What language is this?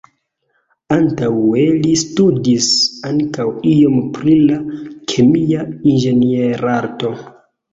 Esperanto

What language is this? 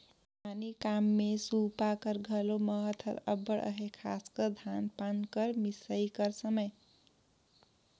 Chhattisgarhi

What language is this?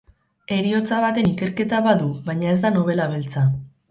Basque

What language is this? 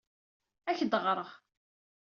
Kabyle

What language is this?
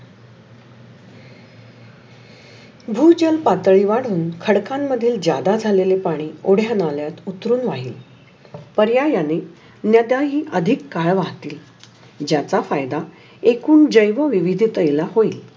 Marathi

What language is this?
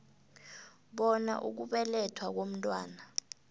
South Ndebele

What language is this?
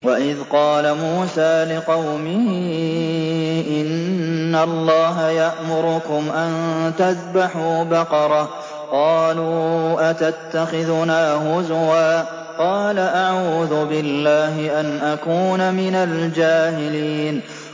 Arabic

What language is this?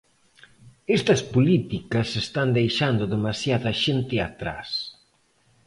Galician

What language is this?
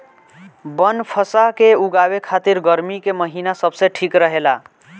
Bhojpuri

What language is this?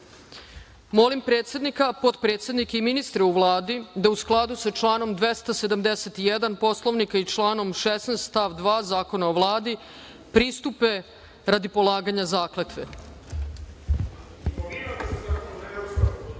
Serbian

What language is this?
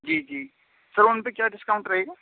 Urdu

